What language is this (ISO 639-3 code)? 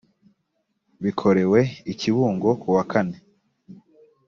kin